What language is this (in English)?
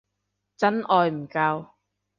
Cantonese